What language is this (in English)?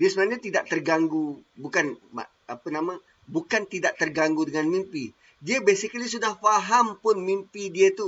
Malay